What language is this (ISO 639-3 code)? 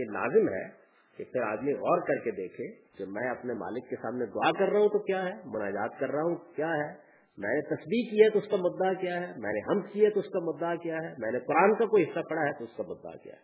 urd